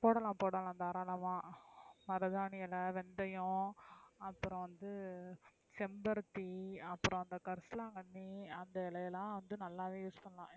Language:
Tamil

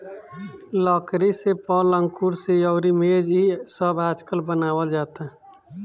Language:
Bhojpuri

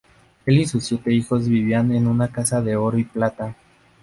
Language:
Spanish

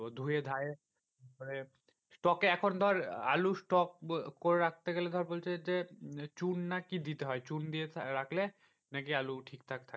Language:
Bangla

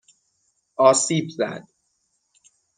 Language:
Persian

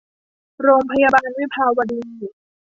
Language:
Thai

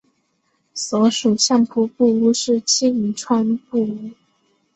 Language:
Chinese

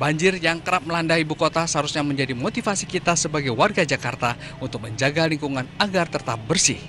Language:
Indonesian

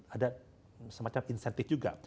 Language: Indonesian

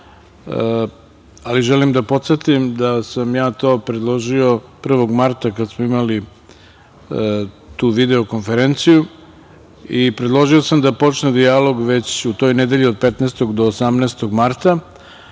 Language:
Serbian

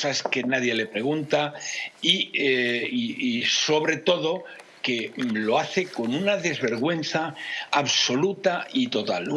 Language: Spanish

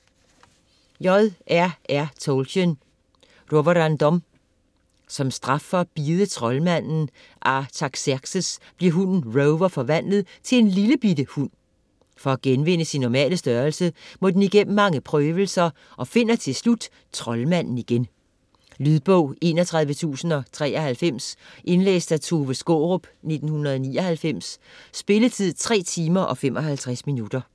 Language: Danish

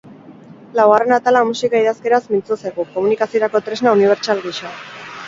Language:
Basque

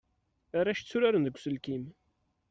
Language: Kabyle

